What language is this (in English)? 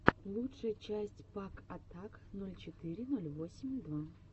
Russian